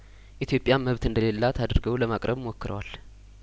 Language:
Amharic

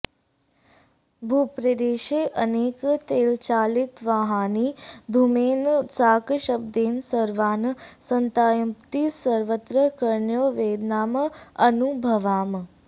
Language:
Sanskrit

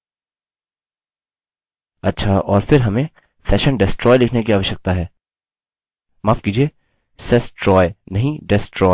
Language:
Hindi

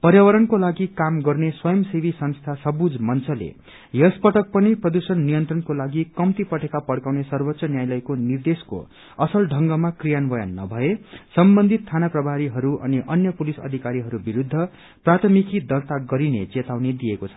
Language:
Nepali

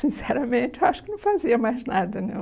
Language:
Portuguese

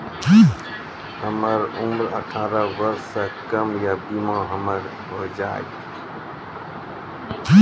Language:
Maithili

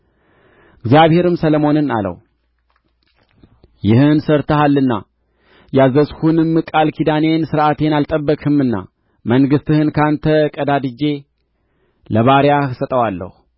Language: Amharic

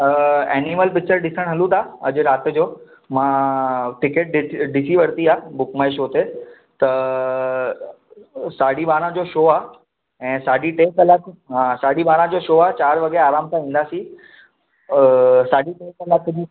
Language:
Sindhi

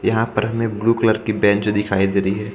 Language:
Hindi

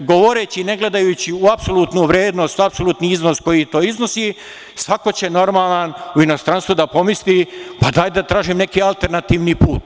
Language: Serbian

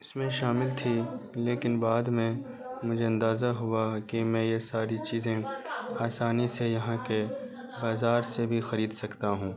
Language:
Urdu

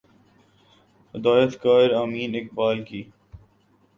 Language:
Urdu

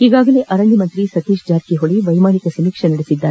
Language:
Kannada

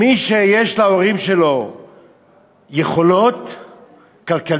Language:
Hebrew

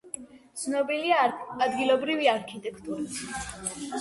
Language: Georgian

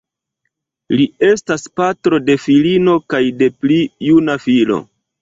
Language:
Esperanto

